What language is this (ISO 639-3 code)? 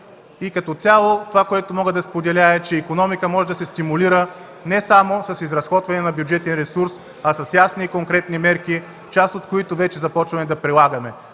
bul